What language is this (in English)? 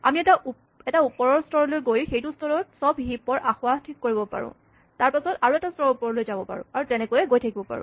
Assamese